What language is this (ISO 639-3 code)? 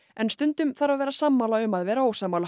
isl